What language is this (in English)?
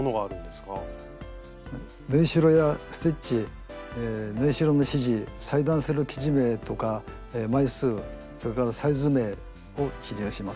Japanese